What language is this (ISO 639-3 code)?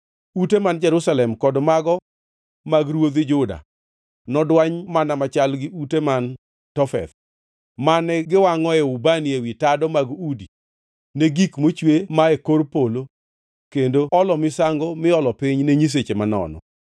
luo